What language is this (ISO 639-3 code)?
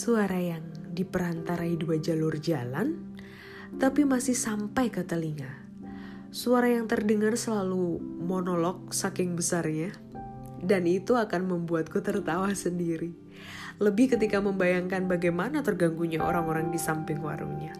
ind